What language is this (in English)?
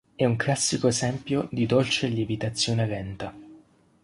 Italian